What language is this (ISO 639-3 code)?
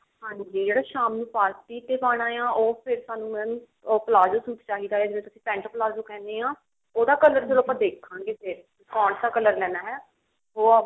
pan